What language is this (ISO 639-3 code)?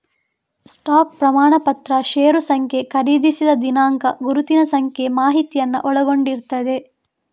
kan